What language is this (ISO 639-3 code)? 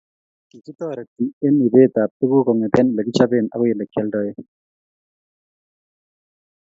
kln